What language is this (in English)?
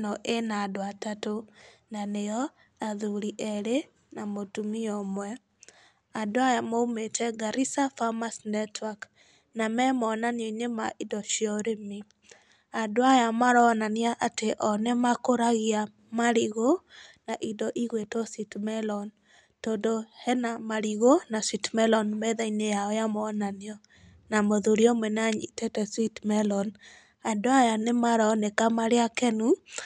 Kikuyu